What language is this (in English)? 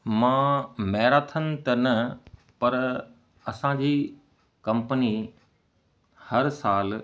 Sindhi